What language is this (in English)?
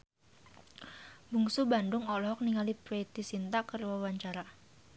Sundanese